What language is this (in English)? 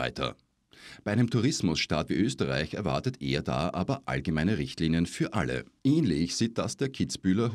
German